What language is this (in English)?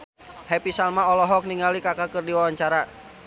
Sundanese